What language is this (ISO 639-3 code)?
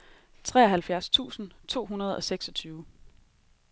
dan